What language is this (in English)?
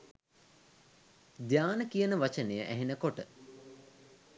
Sinhala